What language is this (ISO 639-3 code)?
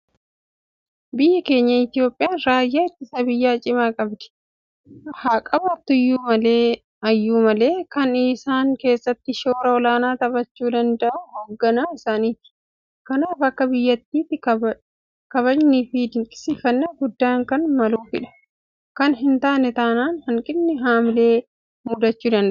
orm